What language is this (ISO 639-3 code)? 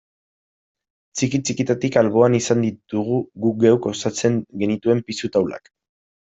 eus